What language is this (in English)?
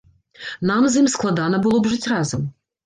Belarusian